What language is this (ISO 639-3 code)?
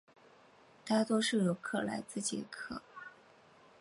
zho